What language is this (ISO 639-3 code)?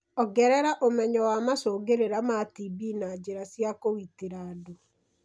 kik